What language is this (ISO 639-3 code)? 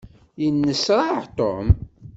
kab